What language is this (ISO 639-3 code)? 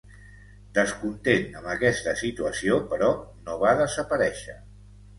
cat